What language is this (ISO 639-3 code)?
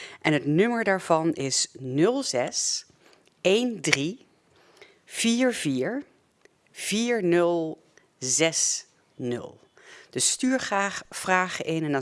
nld